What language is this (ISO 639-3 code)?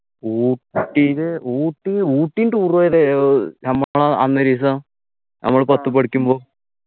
mal